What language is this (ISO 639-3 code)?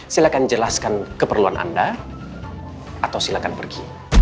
ind